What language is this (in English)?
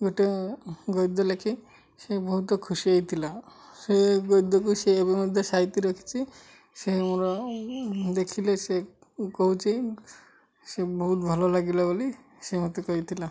Odia